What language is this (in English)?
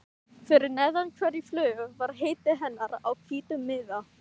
Icelandic